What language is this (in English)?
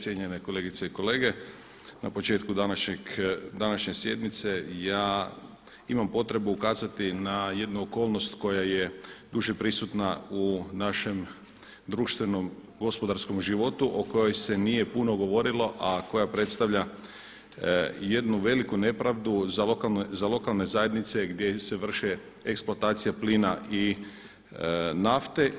Croatian